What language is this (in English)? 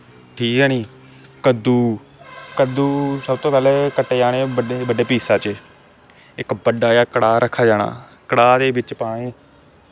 Dogri